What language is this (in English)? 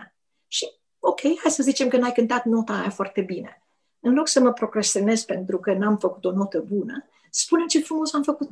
Romanian